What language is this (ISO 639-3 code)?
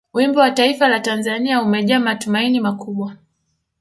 swa